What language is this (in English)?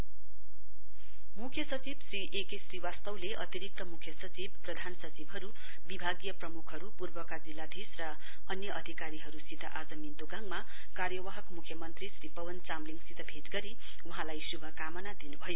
Nepali